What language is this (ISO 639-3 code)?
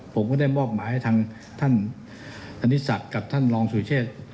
tha